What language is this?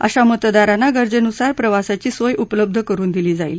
Marathi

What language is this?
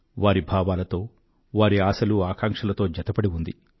Telugu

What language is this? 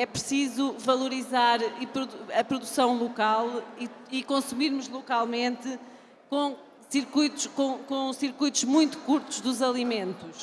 Portuguese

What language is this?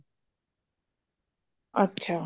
Punjabi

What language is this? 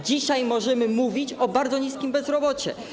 Polish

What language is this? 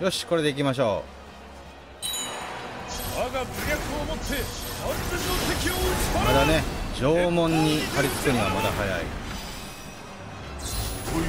Japanese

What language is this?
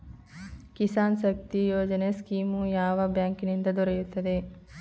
Kannada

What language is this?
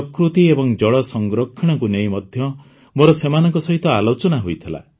Odia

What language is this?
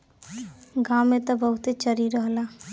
Bhojpuri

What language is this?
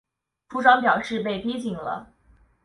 Chinese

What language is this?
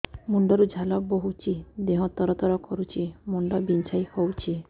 Odia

